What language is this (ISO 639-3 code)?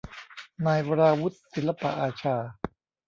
tha